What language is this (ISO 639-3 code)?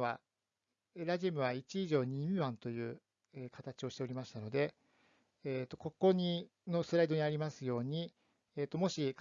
jpn